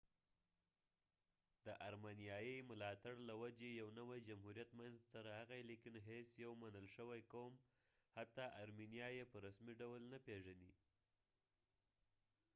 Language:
Pashto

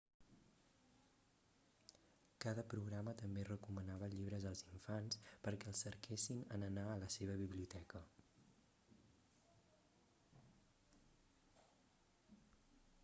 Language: Catalan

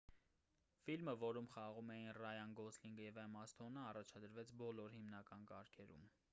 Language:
Armenian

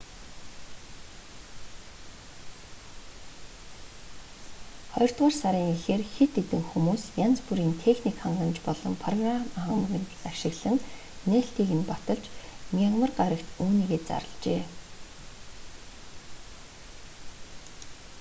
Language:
Mongolian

